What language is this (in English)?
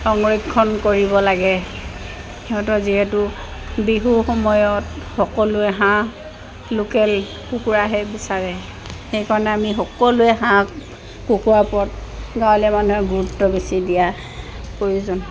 Assamese